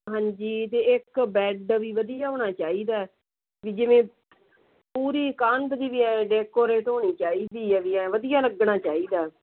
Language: Punjabi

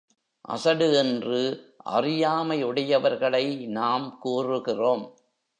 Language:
Tamil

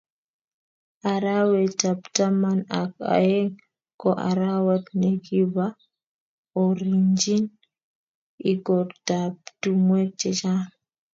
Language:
Kalenjin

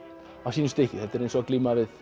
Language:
Icelandic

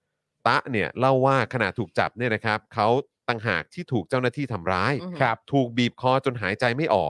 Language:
Thai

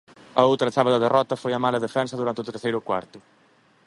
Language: Galician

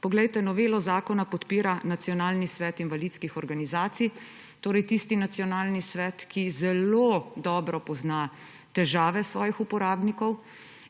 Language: Slovenian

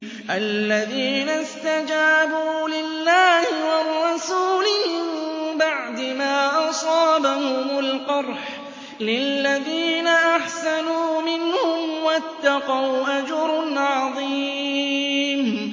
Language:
Arabic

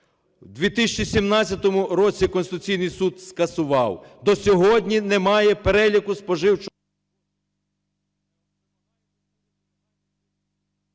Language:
Ukrainian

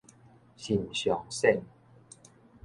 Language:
Min Nan Chinese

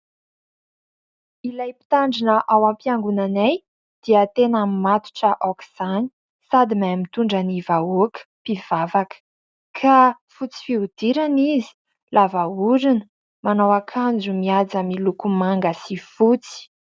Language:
Malagasy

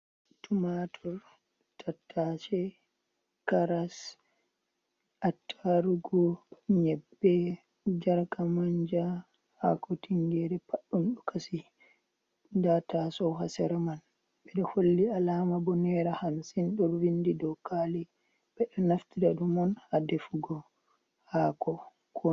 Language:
Fula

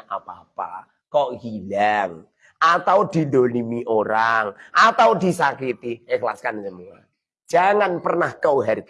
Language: Indonesian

